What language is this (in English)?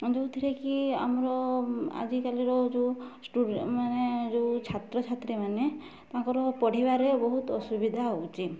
Odia